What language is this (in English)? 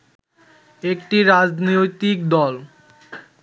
Bangla